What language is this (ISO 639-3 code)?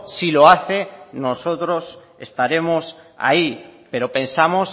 spa